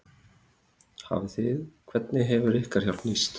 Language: Icelandic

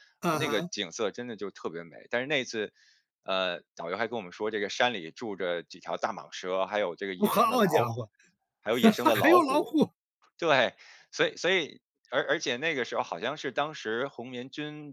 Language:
Chinese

